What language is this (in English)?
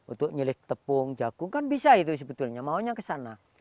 Indonesian